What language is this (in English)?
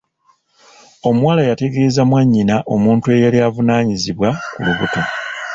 Ganda